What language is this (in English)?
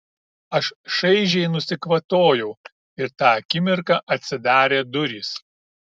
Lithuanian